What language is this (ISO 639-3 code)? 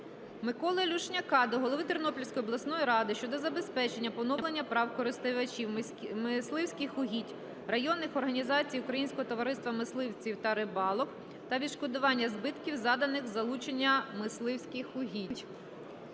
ukr